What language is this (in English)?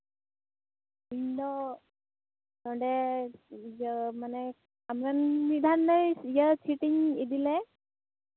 Santali